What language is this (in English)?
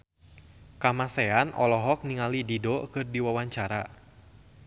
Sundanese